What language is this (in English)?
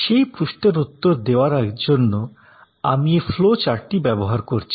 Bangla